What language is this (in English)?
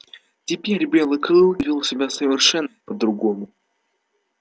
Russian